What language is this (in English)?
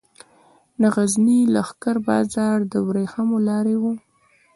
Pashto